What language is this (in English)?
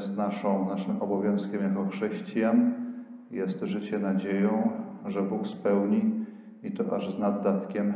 Polish